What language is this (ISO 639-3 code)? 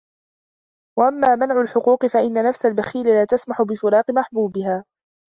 ara